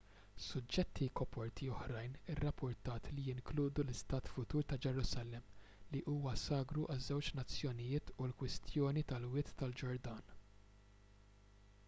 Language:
Maltese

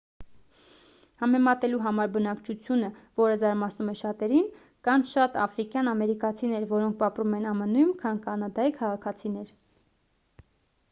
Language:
Armenian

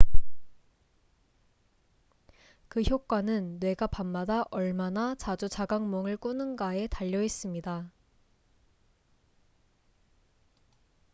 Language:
Korean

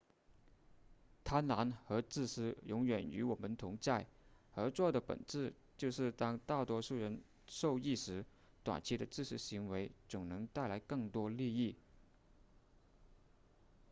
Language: Chinese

